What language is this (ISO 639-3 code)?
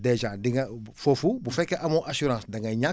wol